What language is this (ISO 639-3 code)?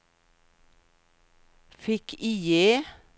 swe